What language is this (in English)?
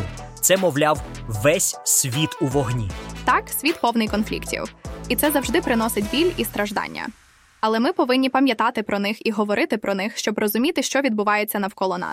Ukrainian